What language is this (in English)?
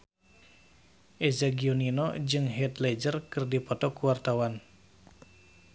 Sundanese